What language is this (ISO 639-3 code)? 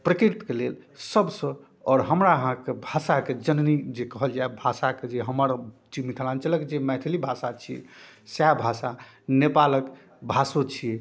mai